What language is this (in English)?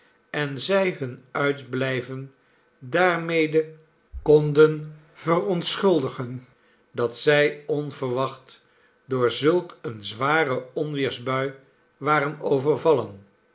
Dutch